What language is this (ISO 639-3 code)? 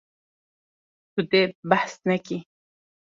kur